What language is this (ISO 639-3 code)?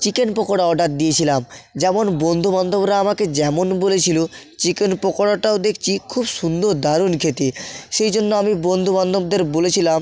ben